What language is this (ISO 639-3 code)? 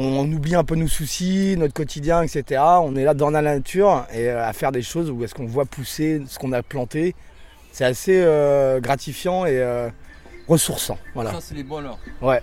fra